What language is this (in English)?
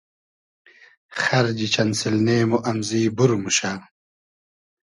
Hazaragi